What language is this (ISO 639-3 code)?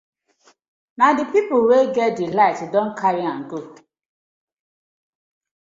pcm